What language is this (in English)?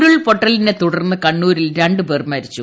Malayalam